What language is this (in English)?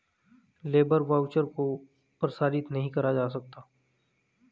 Hindi